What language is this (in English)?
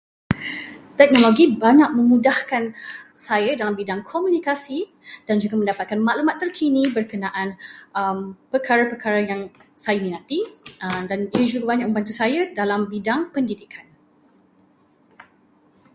Malay